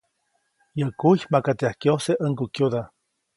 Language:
Copainalá Zoque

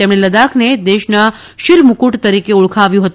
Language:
Gujarati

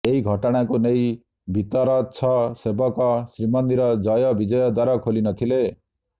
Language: Odia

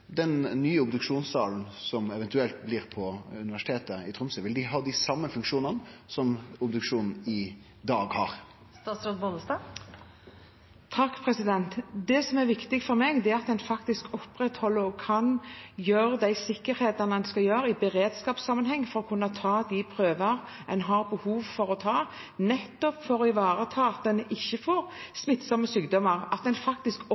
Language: Norwegian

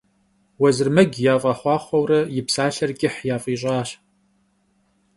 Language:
Kabardian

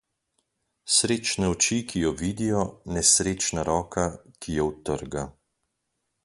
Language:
Slovenian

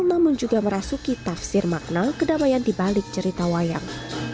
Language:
Indonesian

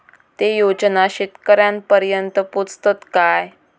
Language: Marathi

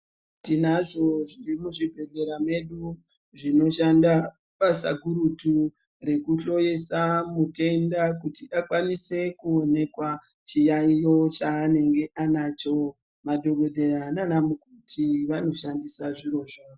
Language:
Ndau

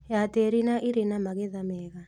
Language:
Kikuyu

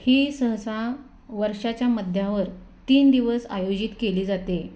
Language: Marathi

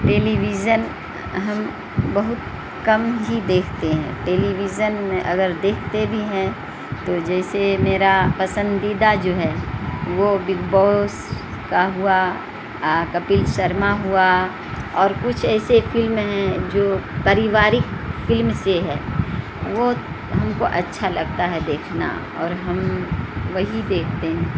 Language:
Urdu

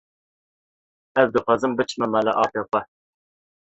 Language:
Kurdish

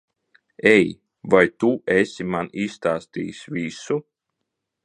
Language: Latvian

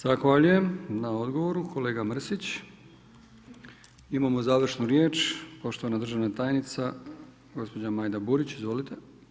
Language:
Croatian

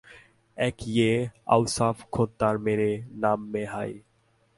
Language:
Bangla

